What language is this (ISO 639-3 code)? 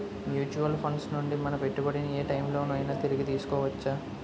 tel